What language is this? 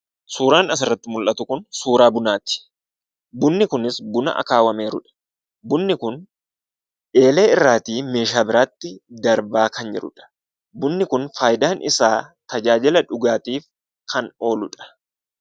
Oromo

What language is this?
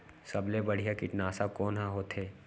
Chhattisgarhi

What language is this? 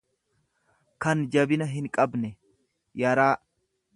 Oromo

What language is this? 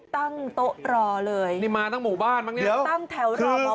Thai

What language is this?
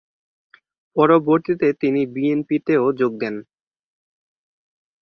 Bangla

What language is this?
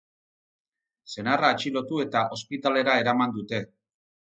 Basque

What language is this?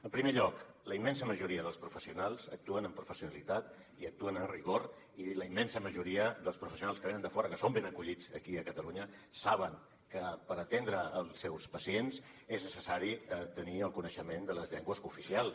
Catalan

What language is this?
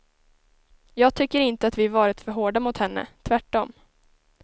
Swedish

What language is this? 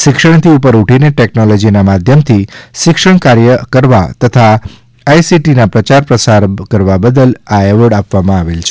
Gujarati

